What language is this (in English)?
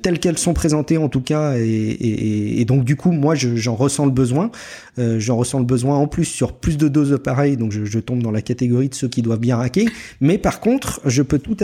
French